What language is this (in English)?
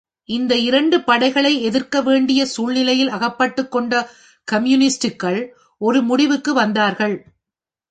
Tamil